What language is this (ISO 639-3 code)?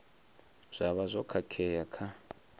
ven